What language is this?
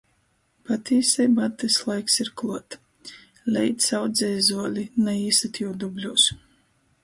Latgalian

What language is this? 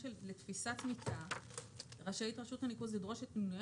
Hebrew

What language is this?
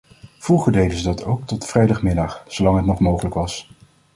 Dutch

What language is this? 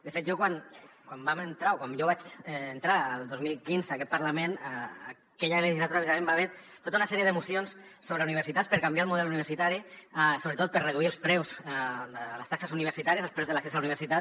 Catalan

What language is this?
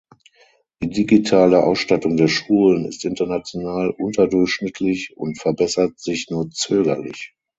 German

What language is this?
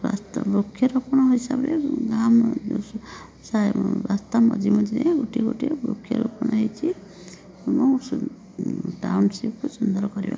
Odia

